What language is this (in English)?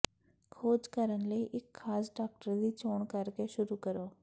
Punjabi